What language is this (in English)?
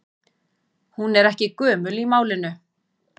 Icelandic